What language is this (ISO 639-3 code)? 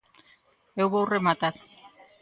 glg